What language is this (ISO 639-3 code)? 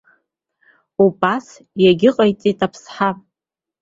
abk